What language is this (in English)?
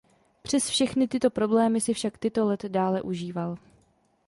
Czech